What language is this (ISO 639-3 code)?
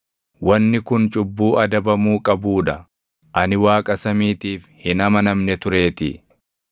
orm